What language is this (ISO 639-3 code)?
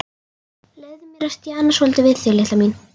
isl